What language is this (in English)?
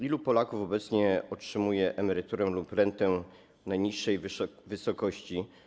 Polish